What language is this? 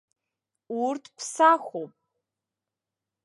Abkhazian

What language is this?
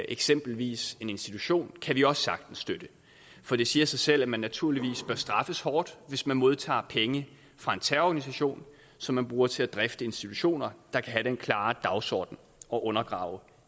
Danish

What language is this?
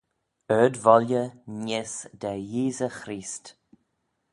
Manx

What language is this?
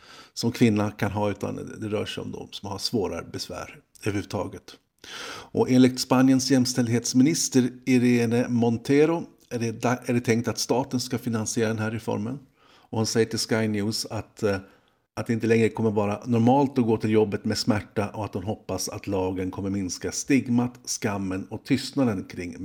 Swedish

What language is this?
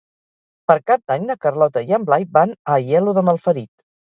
Catalan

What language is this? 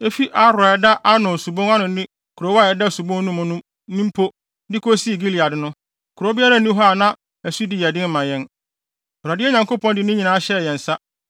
Akan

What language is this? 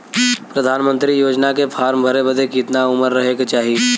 Bhojpuri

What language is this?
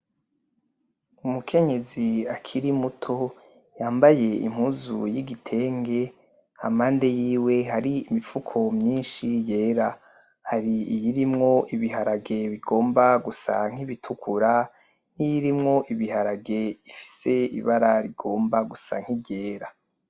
Rundi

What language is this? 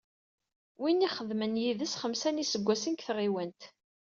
Kabyle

